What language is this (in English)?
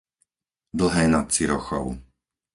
Slovak